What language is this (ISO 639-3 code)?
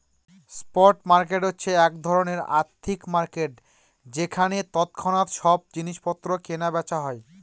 ben